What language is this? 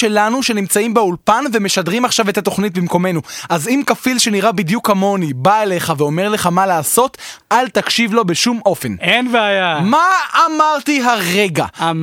Hebrew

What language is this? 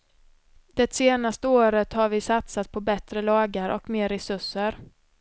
Swedish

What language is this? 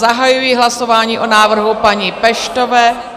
Czech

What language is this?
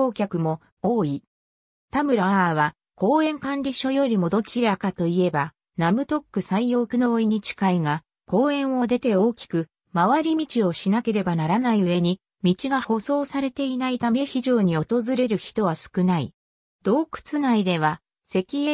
Japanese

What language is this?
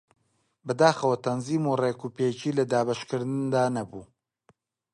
Central Kurdish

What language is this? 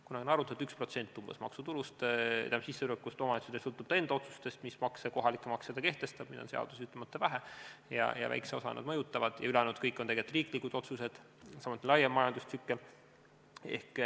Estonian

